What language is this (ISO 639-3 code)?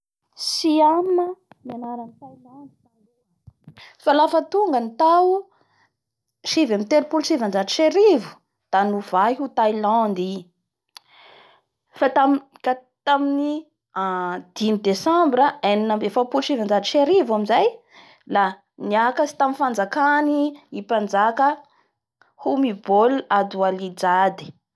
bhr